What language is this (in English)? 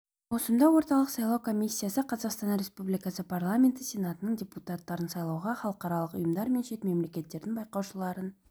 Kazakh